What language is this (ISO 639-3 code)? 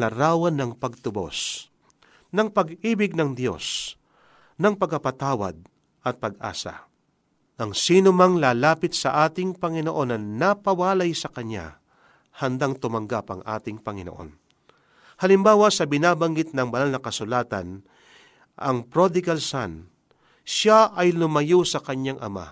fil